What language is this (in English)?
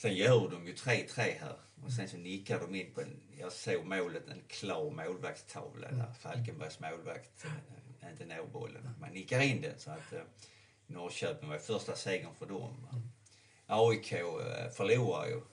Swedish